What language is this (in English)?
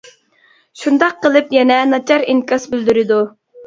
Uyghur